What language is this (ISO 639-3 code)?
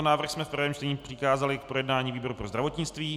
ces